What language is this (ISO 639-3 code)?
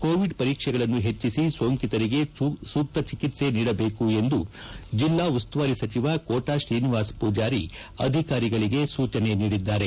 kan